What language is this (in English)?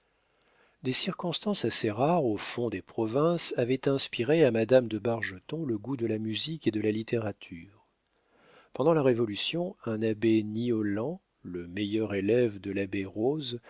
French